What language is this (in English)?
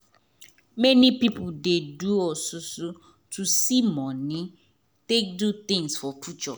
Nigerian Pidgin